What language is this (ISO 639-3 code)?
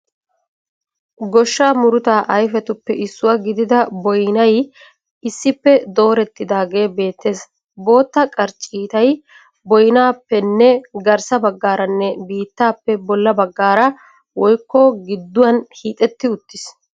wal